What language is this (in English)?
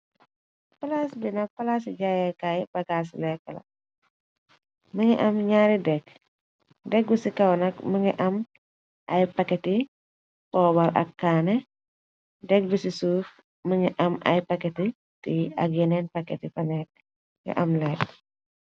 Wolof